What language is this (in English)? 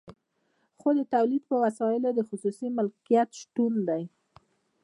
Pashto